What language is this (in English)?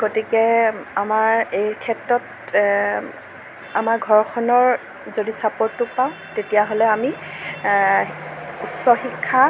Assamese